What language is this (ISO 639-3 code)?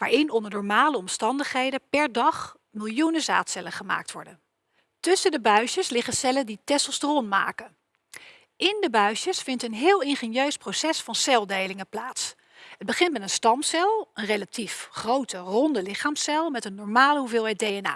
nld